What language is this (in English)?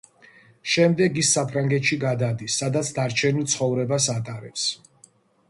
Georgian